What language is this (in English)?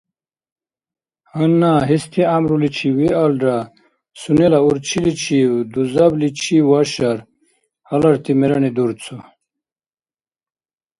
Dargwa